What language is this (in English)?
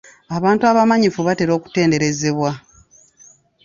Ganda